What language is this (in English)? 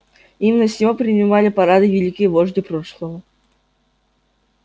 Russian